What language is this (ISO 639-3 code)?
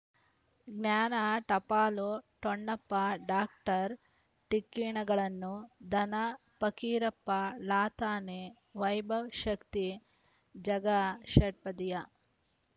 kan